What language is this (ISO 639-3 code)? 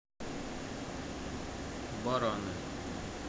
rus